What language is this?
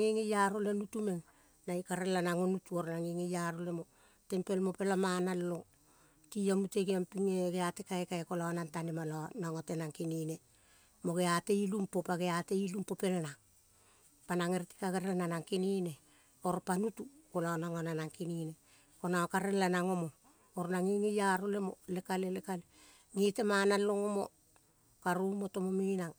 Kol (Papua New Guinea)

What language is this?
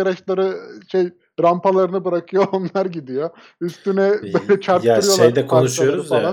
Turkish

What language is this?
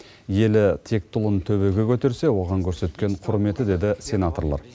Kazakh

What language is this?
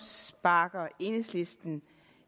Danish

